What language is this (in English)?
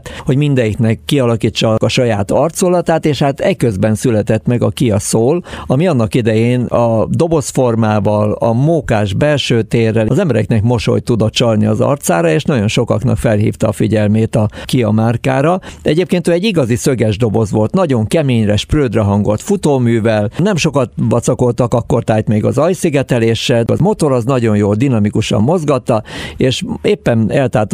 Hungarian